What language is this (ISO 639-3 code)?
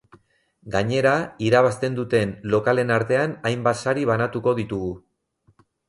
eus